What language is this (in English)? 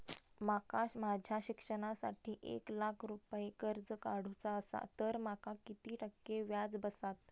Marathi